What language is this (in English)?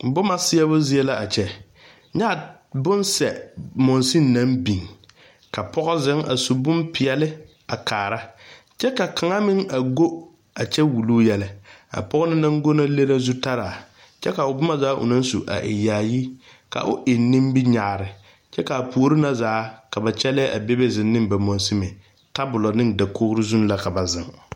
Southern Dagaare